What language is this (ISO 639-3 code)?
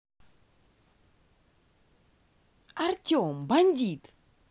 rus